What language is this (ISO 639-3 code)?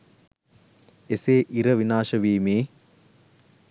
sin